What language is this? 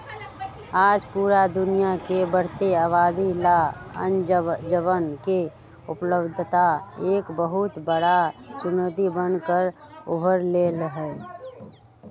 Magahi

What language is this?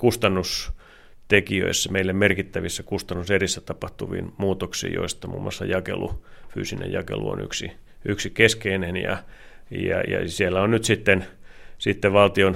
Finnish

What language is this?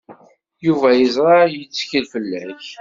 Kabyle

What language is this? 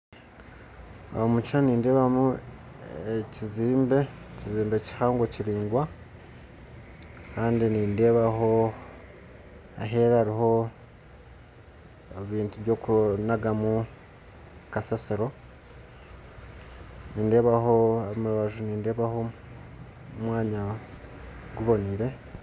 Nyankole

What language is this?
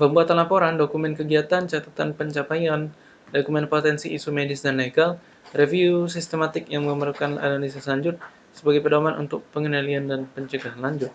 Indonesian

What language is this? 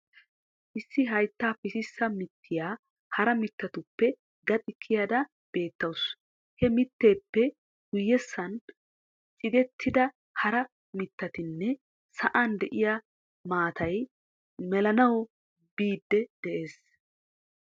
Wolaytta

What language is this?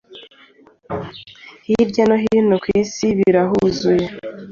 Kinyarwanda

